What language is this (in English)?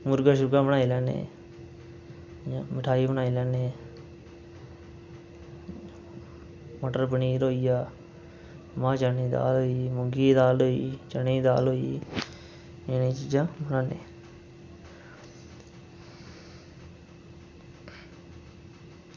Dogri